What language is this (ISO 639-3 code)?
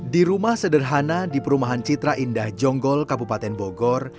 ind